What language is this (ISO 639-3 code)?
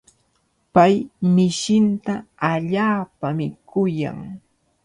qvl